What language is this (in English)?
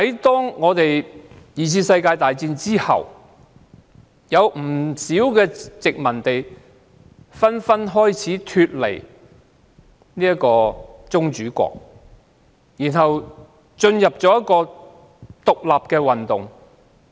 Cantonese